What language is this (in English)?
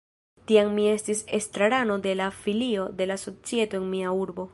Esperanto